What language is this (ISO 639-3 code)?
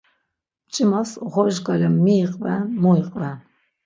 lzz